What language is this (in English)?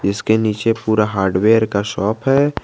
Hindi